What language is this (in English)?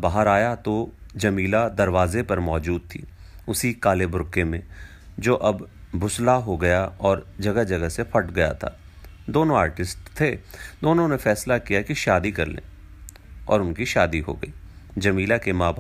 Hindi